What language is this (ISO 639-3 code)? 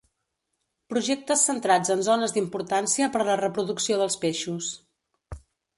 cat